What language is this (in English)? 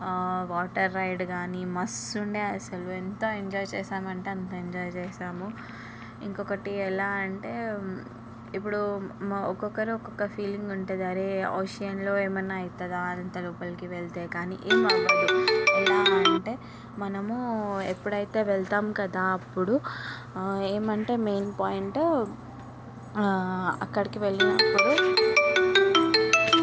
Telugu